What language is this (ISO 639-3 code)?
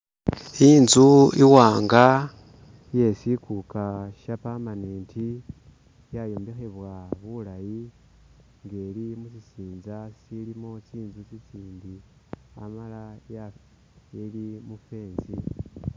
myx